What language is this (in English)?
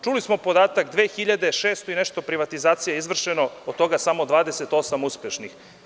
Serbian